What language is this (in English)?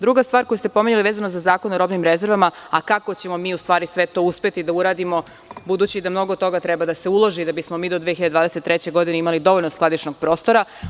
Serbian